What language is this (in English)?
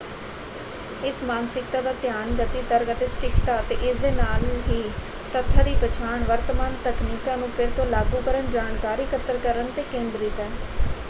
Punjabi